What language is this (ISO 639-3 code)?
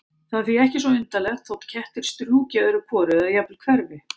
isl